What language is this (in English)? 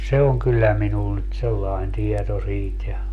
Finnish